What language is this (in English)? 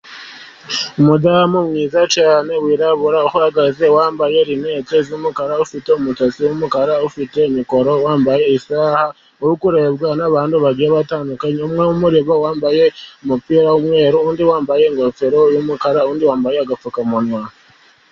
Kinyarwanda